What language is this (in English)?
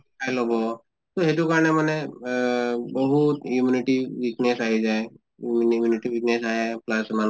Assamese